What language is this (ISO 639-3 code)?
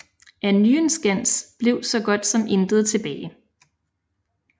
dan